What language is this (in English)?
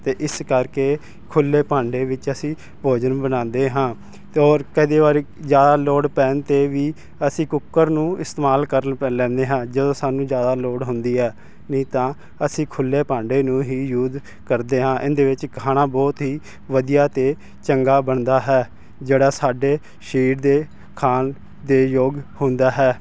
Punjabi